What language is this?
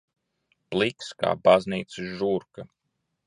Latvian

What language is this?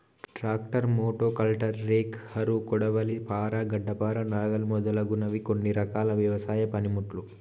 Telugu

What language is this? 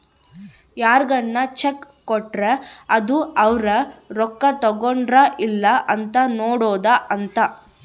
Kannada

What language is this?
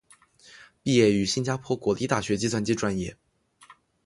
Chinese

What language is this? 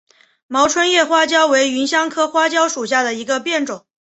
Chinese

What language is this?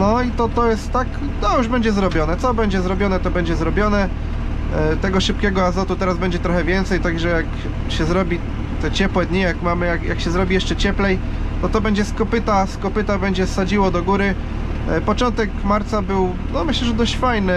Polish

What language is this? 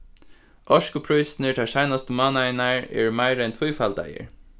Faroese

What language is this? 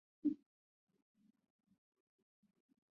Chinese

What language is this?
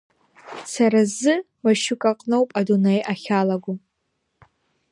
Abkhazian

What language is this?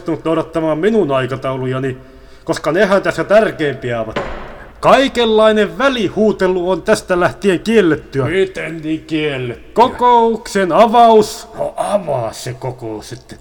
Finnish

